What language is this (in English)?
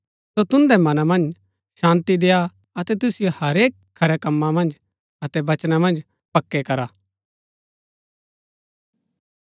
Gaddi